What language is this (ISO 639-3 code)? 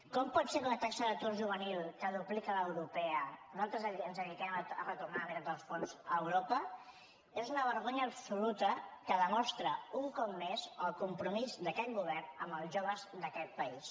cat